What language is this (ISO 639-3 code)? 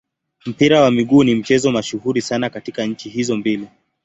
swa